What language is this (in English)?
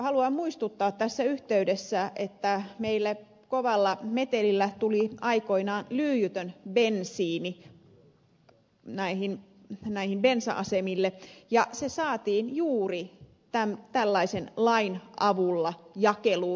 Finnish